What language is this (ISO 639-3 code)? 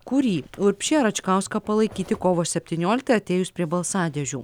lit